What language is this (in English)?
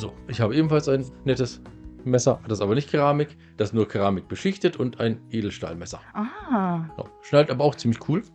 German